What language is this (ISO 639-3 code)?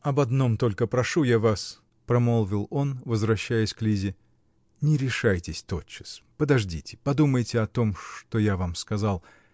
rus